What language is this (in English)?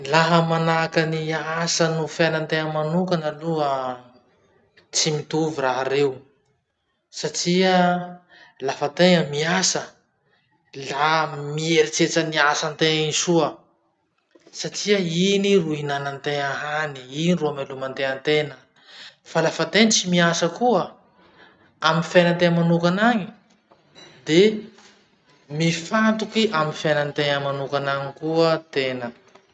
Masikoro Malagasy